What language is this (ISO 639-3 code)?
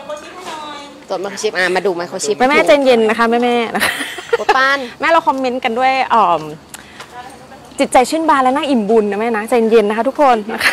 tha